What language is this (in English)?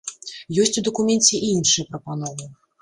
Belarusian